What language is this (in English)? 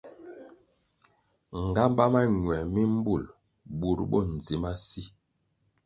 Kwasio